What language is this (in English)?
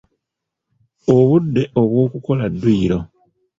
Ganda